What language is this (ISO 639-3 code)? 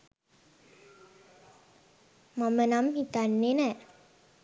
sin